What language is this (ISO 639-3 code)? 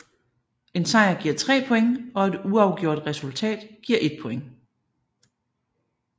dan